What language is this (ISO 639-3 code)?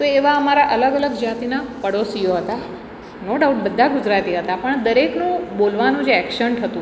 guj